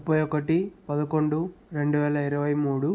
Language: Telugu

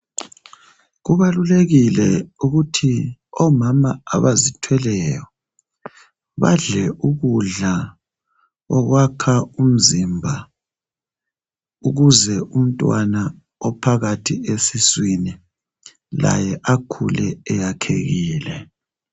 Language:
North Ndebele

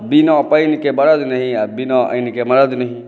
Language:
Maithili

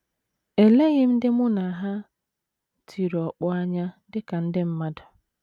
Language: Igbo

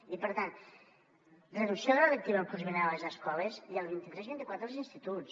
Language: Catalan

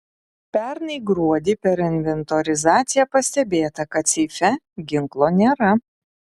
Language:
Lithuanian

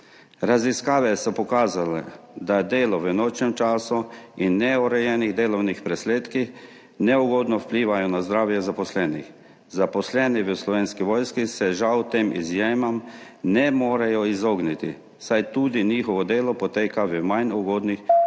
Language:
Slovenian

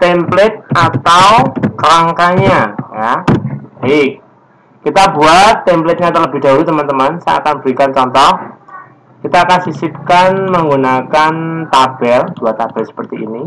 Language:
Indonesian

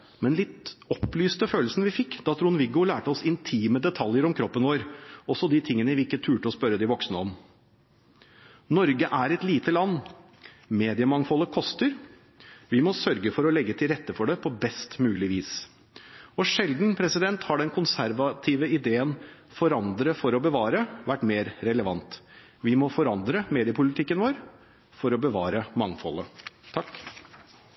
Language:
Norwegian Bokmål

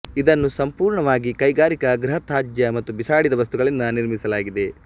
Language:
Kannada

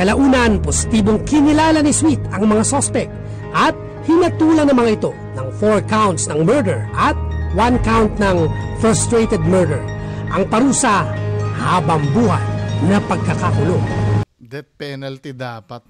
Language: Filipino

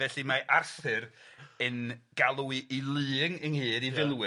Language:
Welsh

